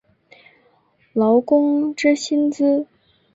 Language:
Chinese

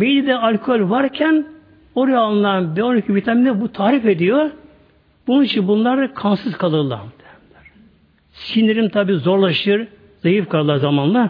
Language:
Turkish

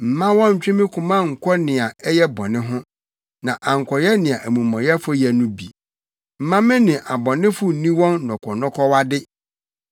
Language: Akan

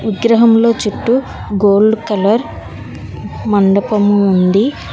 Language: Telugu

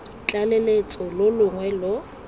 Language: Tswana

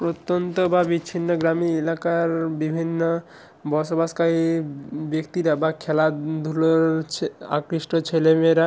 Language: Bangla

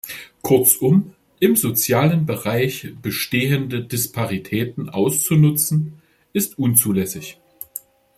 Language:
German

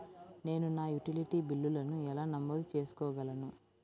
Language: Telugu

